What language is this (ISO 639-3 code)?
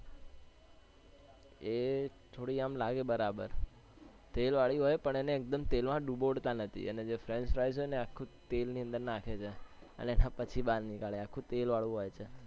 guj